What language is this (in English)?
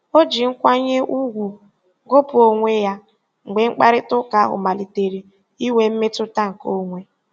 Igbo